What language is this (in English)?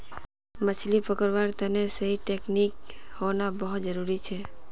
Magahi